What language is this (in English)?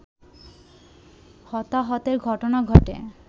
Bangla